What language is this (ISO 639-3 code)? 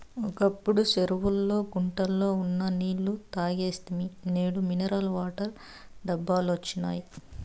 tel